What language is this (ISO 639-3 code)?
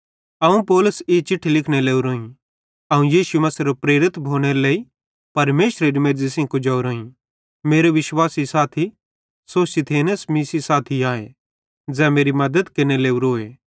bhd